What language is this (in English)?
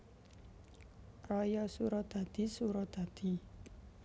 Javanese